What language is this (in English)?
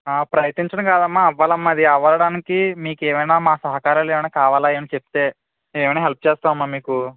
Telugu